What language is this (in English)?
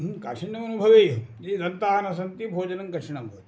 Sanskrit